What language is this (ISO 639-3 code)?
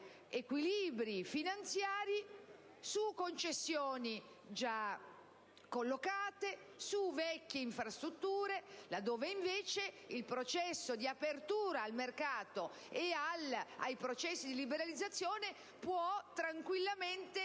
ita